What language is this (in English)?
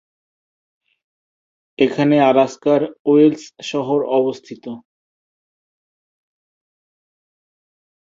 Bangla